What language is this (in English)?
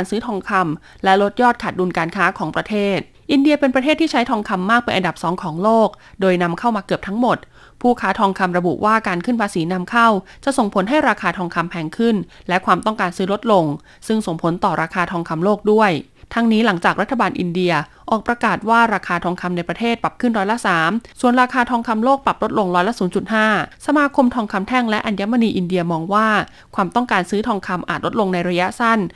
Thai